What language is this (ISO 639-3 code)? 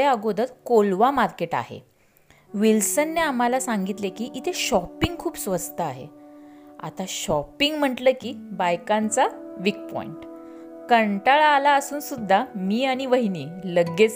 mar